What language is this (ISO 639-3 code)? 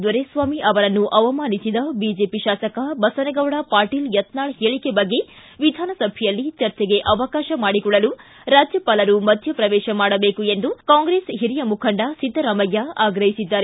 kan